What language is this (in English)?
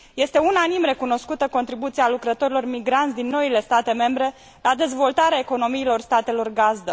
Romanian